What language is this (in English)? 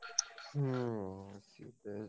Odia